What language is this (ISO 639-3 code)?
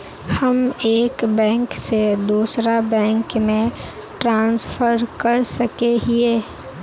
mag